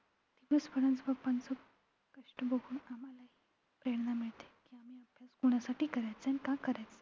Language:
Marathi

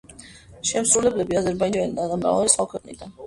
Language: Georgian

